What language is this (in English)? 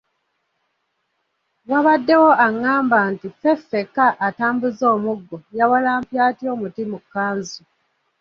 Ganda